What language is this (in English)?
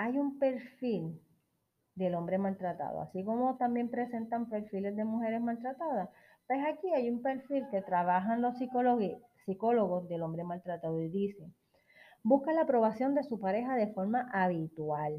Spanish